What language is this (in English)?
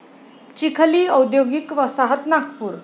Marathi